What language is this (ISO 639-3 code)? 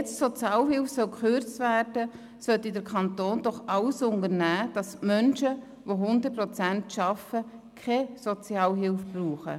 gsw